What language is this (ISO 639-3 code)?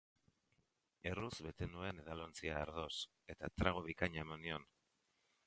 eus